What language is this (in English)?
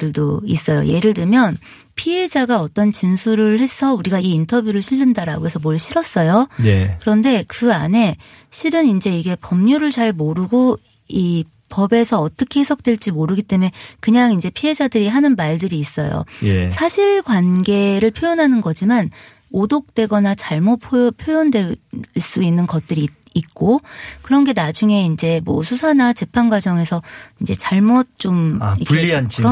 Korean